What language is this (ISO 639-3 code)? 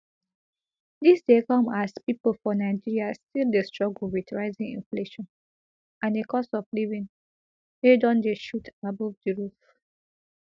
pcm